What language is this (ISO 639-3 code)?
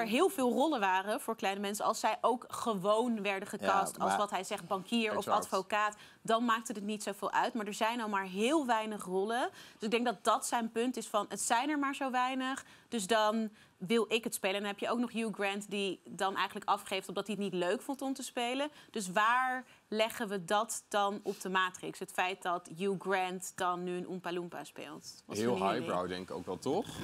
nld